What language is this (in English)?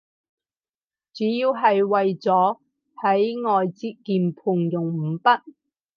Cantonese